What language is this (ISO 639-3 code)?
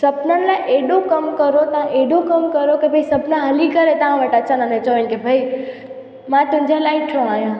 snd